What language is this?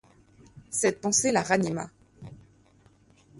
French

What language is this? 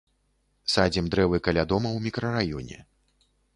Belarusian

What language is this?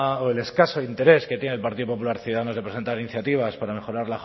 Spanish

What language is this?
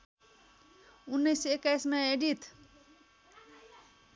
Nepali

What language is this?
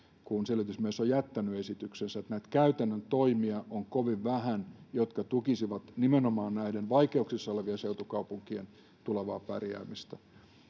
Finnish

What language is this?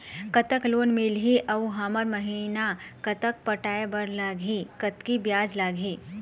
Chhattisgarhi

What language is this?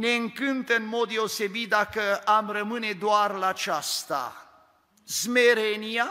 Romanian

